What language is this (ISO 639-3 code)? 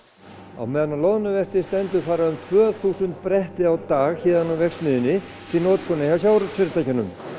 isl